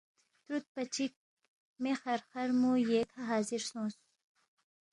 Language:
Balti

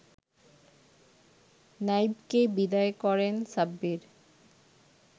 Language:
Bangla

